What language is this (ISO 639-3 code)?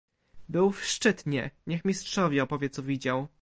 pol